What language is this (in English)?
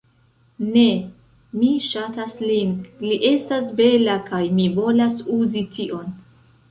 Esperanto